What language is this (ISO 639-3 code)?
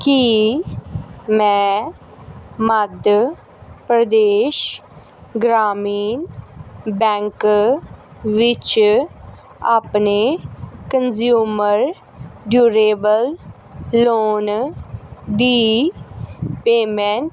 pan